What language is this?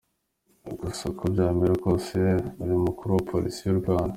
Kinyarwanda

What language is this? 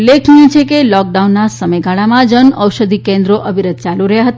Gujarati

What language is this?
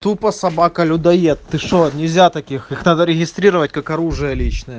Russian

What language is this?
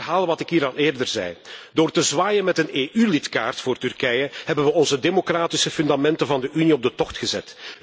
Dutch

